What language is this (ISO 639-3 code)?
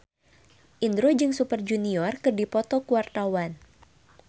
sun